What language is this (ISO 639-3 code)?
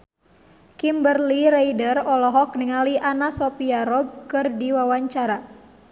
sun